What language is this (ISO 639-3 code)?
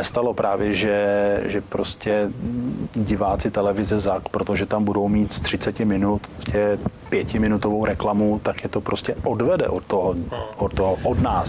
ces